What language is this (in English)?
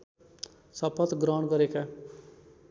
Nepali